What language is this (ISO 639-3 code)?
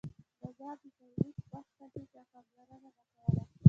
pus